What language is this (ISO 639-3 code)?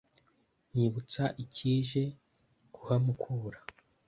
kin